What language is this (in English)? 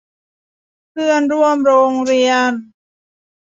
Thai